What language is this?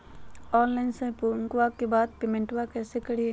Magahi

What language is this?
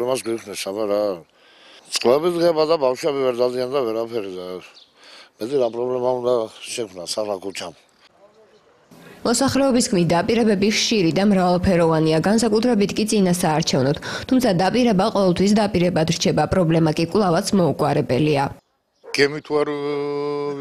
Czech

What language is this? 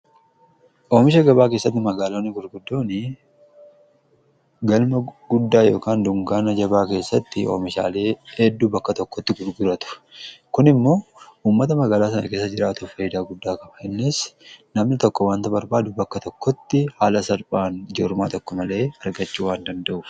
Oromo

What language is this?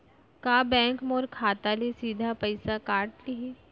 Chhattisgarhi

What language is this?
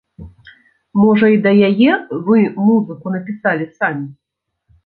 Belarusian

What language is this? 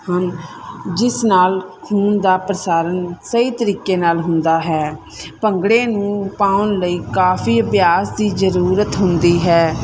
Punjabi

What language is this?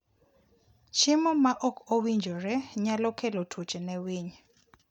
Luo (Kenya and Tanzania)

